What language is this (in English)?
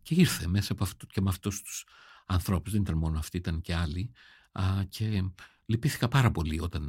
Greek